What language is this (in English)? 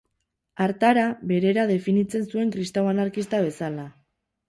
Basque